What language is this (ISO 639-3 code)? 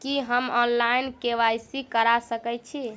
mai